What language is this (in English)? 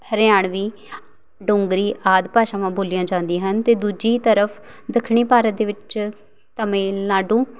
Punjabi